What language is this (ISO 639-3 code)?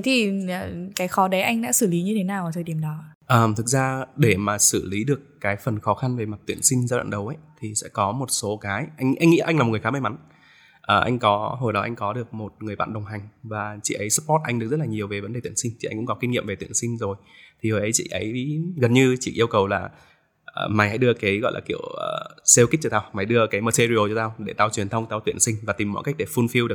vie